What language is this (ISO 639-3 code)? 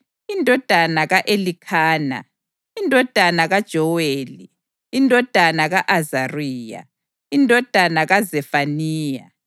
nde